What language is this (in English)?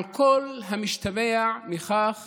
Hebrew